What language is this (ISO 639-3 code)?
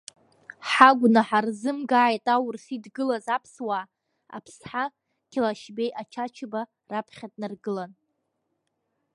abk